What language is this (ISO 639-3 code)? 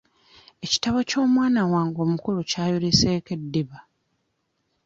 lug